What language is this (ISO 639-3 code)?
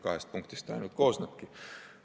est